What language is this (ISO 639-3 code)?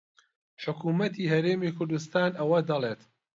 ckb